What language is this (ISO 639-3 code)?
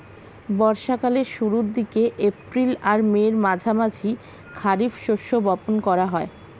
ben